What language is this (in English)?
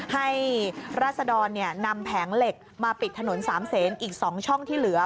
Thai